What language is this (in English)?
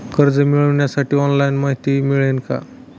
Marathi